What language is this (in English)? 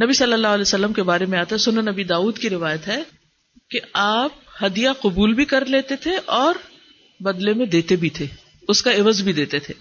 Urdu